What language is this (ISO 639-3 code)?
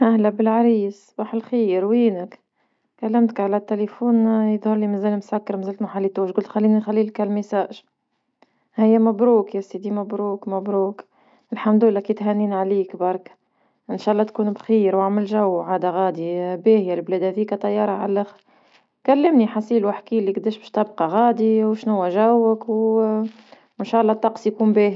aeb